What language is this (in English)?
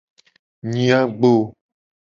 Gen